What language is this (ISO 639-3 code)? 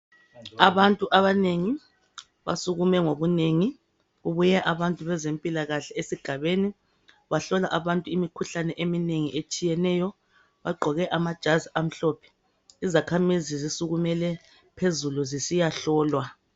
nde